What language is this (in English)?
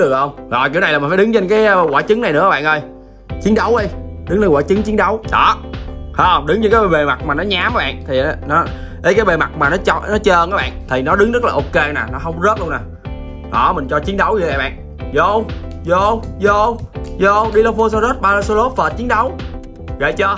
Vietnamese